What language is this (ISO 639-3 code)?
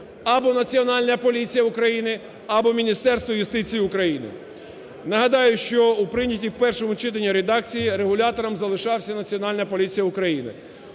ukr